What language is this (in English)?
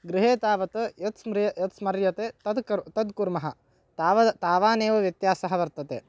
Sanskrit